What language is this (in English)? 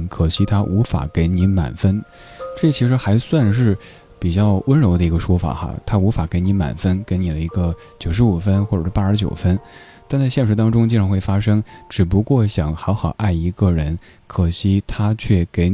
Chinese